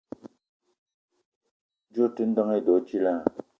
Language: Eton (Cameroon)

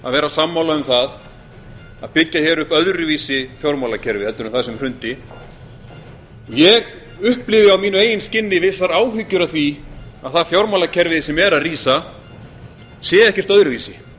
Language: Icelandic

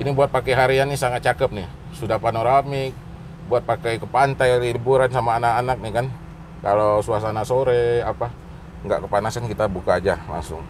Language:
Indonesian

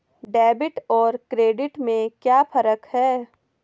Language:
Hindi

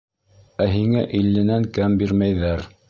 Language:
Bashkir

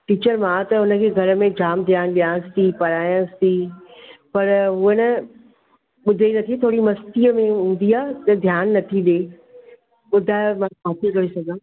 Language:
Sindhi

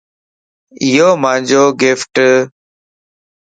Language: Lasi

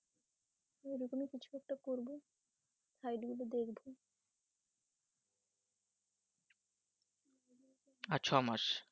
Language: Bangla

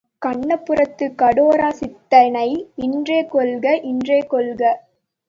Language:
Tamil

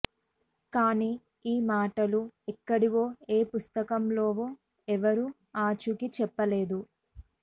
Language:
Telugu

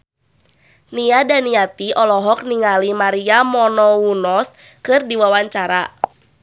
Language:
Sundanese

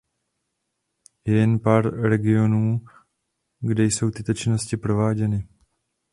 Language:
Czech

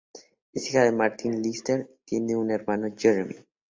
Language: Spanish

